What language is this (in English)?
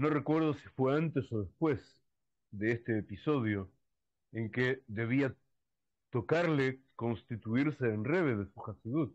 Spanish